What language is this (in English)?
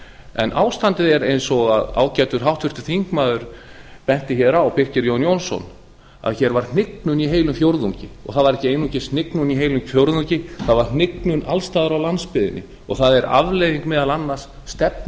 Icelandic